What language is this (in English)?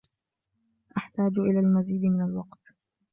Arabic